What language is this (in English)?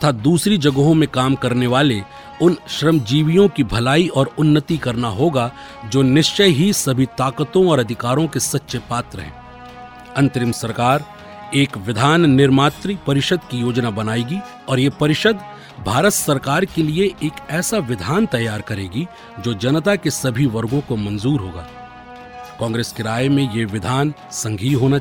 Hindi